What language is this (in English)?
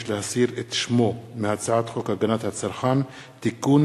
Hebrew